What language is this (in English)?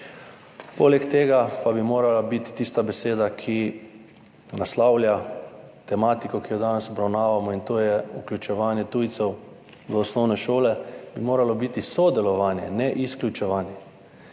Slovenian